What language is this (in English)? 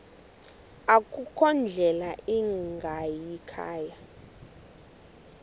Xhosa